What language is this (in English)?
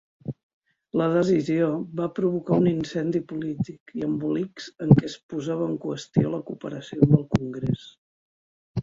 Catalan